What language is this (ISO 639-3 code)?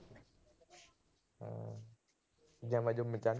pan